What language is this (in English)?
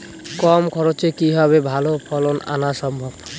Bangla